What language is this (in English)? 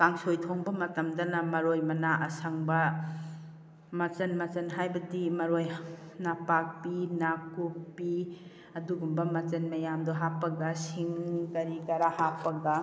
Manipuri